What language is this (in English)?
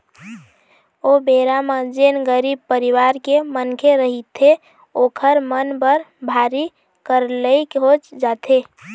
Chhattisgarhi